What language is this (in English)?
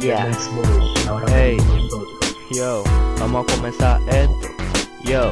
Dutch